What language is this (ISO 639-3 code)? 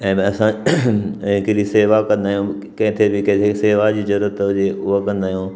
snd